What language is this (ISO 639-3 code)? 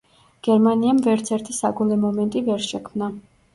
kat